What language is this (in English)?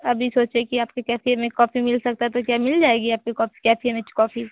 Hindi